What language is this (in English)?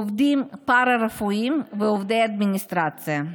Hebrew